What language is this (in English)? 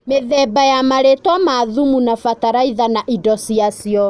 Kikuyu